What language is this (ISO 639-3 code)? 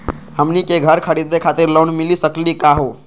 mag